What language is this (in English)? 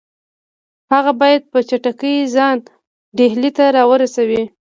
Pashto